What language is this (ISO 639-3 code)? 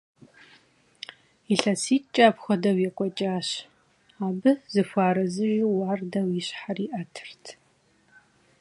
kbd